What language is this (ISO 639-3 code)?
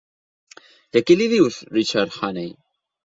cat